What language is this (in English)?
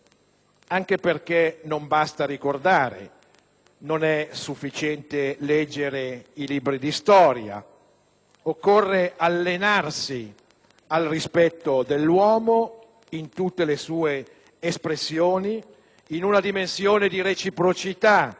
Italian